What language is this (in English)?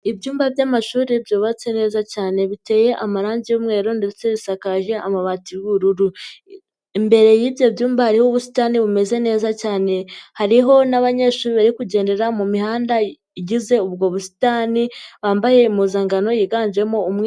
Kinyarwanda